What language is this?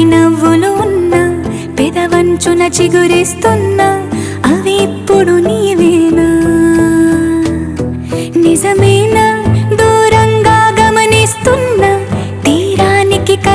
Indonesian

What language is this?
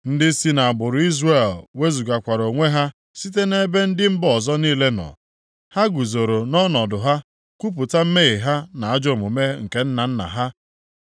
Igbo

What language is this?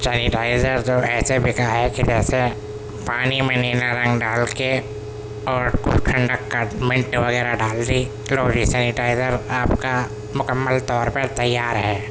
Urdu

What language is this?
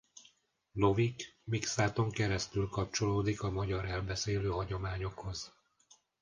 Hungarian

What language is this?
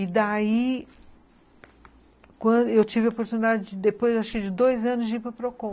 Portuguese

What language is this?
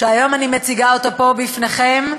Hebrew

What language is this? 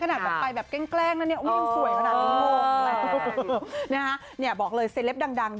Thai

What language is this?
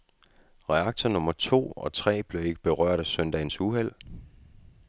Danish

